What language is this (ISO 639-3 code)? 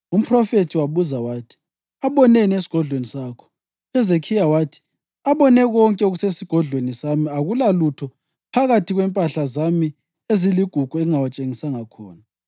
nde